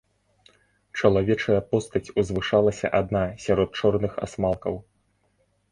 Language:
Belarusian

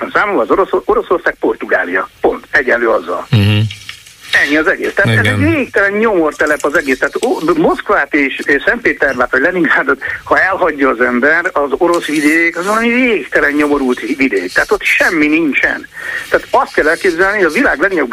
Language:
Hungarian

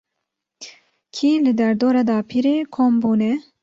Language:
Kurdish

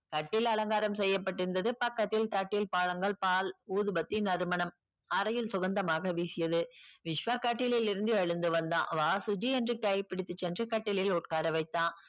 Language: Tamil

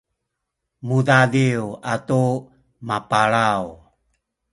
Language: Sakizaya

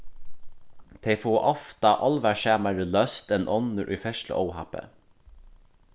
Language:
Faroese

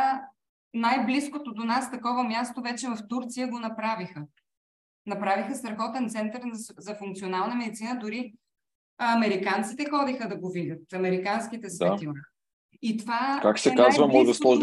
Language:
Bulgarian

